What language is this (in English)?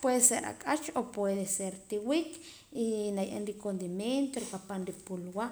Poqomam